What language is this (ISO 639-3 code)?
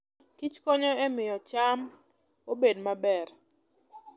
luo